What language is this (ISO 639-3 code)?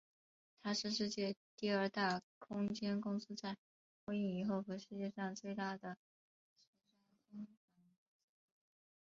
zho